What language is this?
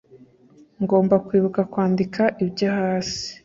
Kinyarwanda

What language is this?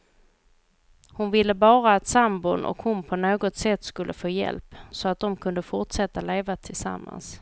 Swedish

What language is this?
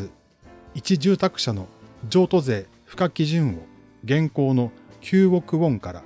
Japanese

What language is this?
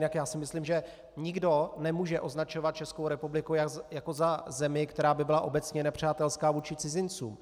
Czech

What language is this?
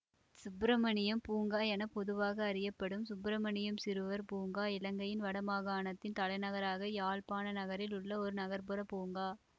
Tamil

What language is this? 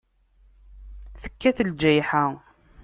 Kabyle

